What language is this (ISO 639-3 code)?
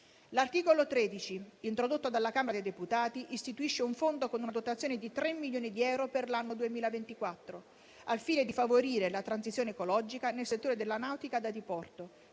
ita